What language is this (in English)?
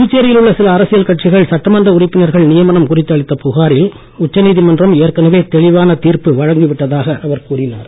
Tamil